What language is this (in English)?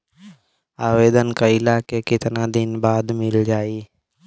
Bhojpuri